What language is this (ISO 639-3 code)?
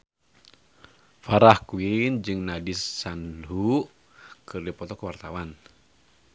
sun